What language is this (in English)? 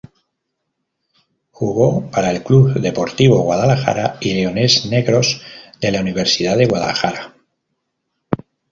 Spanish